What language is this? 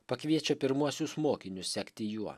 Lithuanian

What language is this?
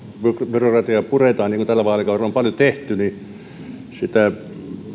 Finnish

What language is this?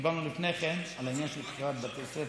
Hebrew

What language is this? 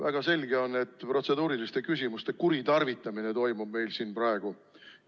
Estonian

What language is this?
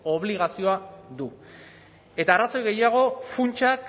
Basque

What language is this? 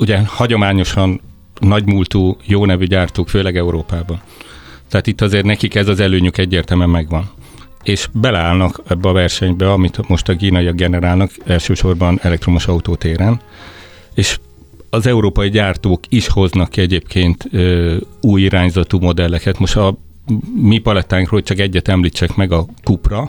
Hungarian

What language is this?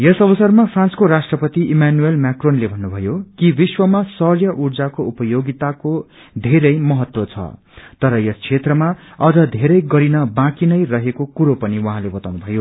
Nepali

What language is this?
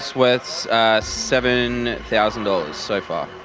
English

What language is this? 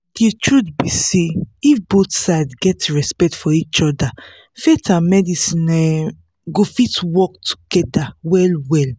Nigerian Pidgin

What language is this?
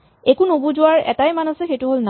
Assamese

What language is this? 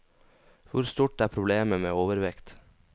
Norwegian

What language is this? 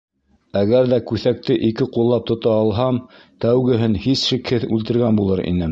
Bashkir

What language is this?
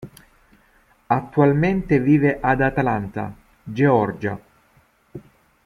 Italian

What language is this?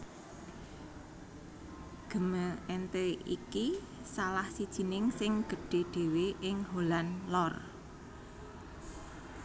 Javanese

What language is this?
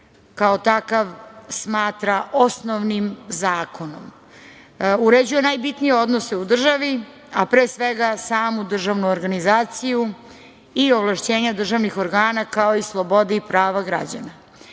Serbian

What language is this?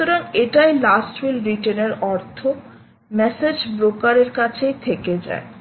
Bangla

